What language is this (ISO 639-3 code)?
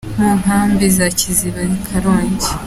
kin